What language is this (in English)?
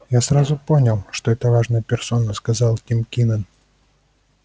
Russian